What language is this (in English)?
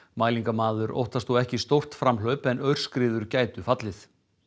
Icelandic